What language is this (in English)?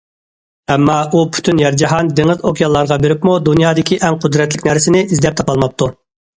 Uyghur